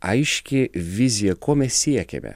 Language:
Lithuanian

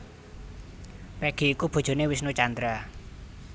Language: Javanese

